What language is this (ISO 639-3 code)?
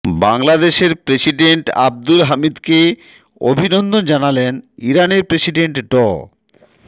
ben